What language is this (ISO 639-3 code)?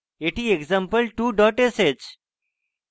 ben